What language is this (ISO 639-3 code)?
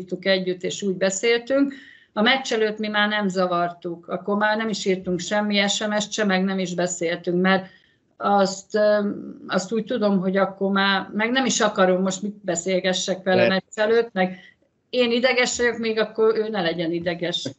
hun